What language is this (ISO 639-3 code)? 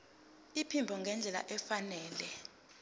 zul